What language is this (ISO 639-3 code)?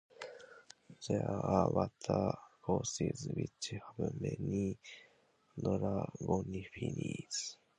eng